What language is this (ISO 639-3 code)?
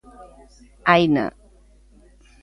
glg